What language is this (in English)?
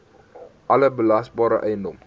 Afrikaans